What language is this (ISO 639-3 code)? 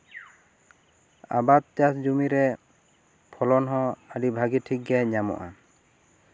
sat